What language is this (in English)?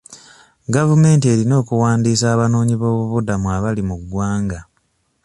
Ganda